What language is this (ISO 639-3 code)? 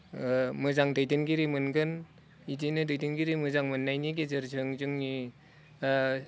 brx